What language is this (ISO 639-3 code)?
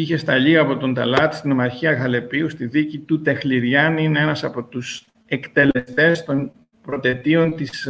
ell